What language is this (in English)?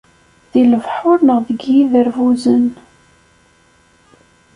Kabyle